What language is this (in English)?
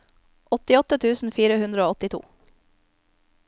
Norwegian